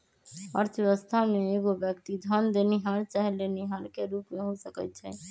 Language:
Magahi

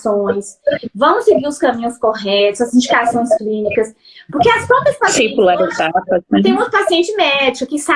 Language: Portuguese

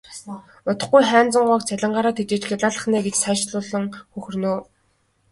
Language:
Mongolian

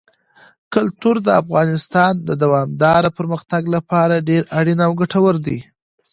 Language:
Pashto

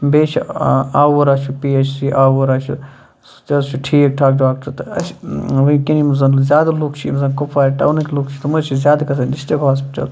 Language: Kashmiri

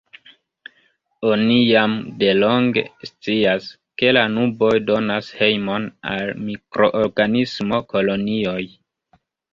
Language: Esperanto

